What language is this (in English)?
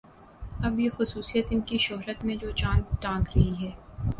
Urdu